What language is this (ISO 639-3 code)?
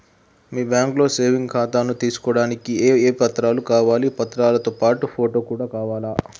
tel